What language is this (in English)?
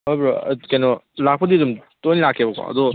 Manipuri